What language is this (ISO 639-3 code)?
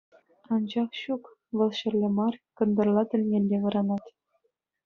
chv